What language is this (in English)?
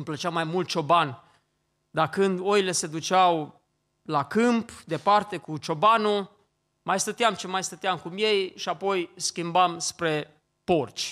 Romanian